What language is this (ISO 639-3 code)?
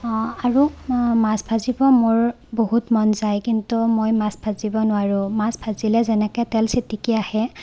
asm